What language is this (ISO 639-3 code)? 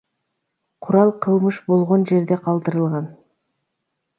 kir